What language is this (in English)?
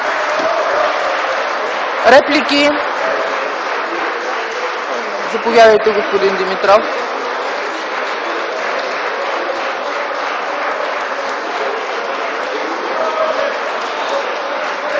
Bulgarian